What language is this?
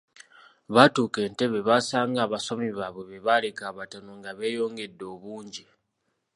Ganda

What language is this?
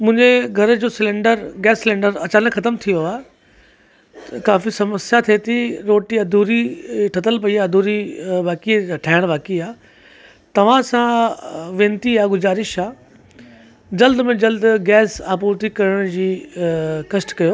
Sindhi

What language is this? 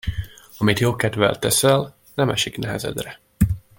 Hungarian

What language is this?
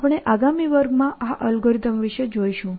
Gujarati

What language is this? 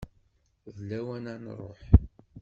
Kabyle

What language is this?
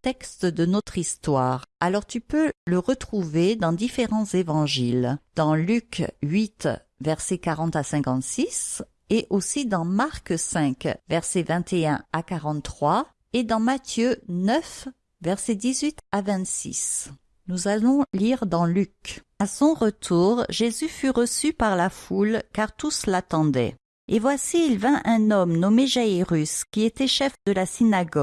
French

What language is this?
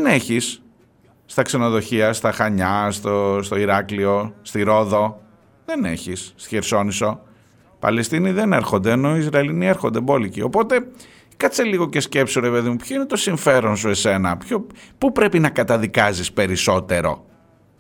Greek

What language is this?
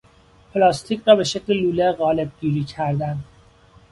Persian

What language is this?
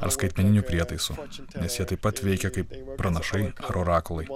Lithuanian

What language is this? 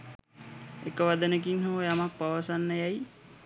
Sinhala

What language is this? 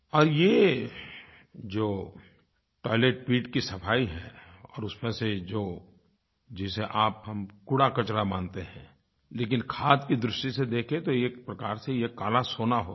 Hindi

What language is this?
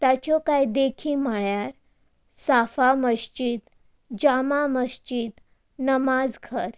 Konkani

